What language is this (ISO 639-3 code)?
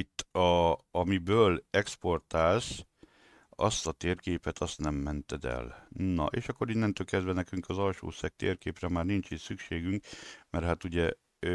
hun